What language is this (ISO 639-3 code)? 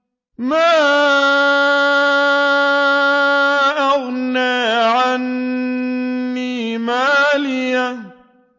ara